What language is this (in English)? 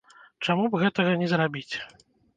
Belarusian